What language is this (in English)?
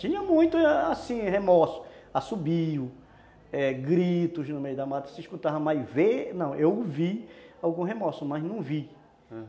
Portuguese